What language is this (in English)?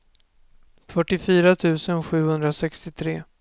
Swedish